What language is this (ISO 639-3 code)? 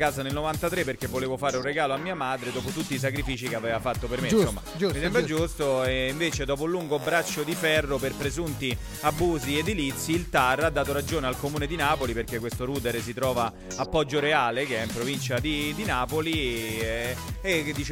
ita